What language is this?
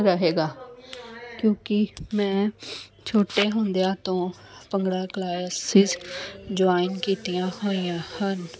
Punjabi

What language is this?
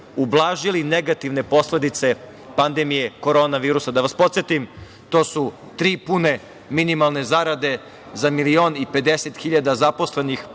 Serbian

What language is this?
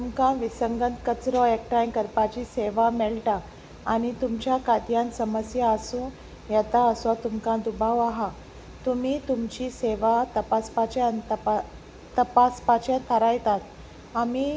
Konkani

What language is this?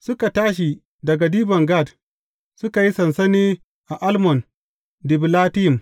Hausa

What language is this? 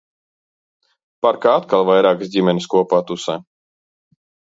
Latvian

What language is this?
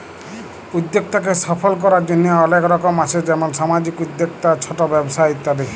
Bangla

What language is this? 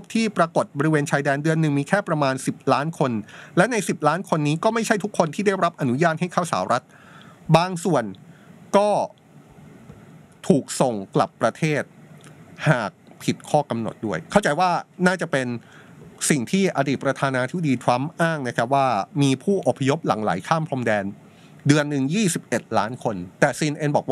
Thai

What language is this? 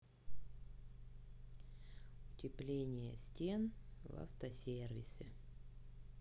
Russian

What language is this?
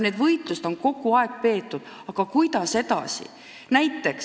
Estonian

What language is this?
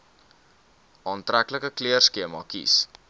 Afrikaans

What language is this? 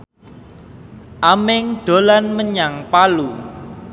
Javanese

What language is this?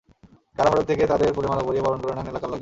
Bangla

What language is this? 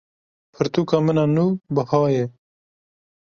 Kurdish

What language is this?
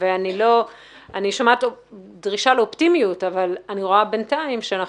Hebrew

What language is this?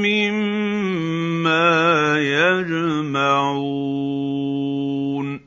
Arabic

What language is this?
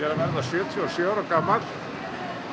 Icelandic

